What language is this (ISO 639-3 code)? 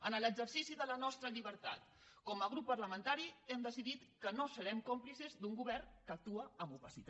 cat